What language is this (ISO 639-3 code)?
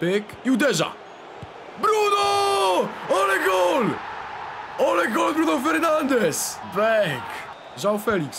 pol